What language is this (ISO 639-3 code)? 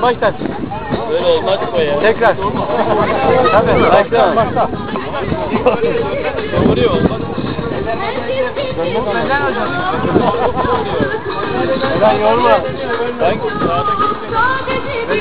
tur